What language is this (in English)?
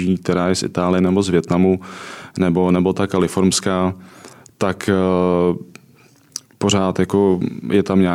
Czech